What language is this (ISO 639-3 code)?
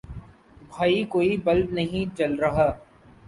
urd